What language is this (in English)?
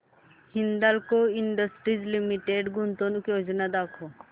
Marathi